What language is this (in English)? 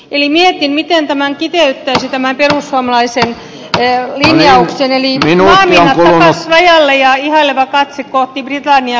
Finnish